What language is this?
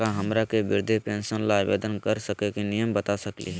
Magahi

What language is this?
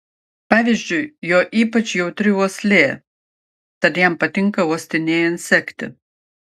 Lithuanian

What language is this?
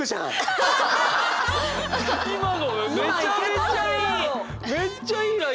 Japanese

